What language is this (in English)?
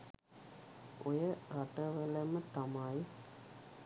Sinhala